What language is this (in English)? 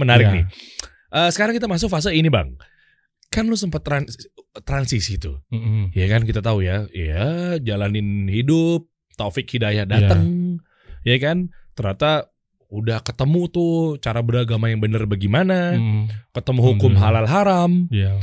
Indonesian